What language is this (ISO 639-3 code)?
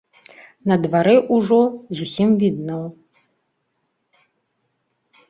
bel